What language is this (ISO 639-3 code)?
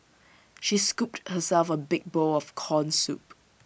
eng